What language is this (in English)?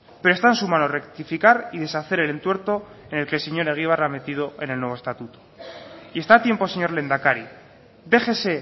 Spanish